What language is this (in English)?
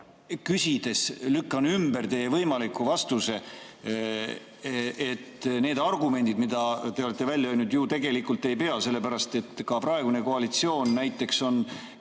Estonian